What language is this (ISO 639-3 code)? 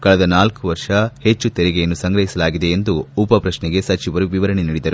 kan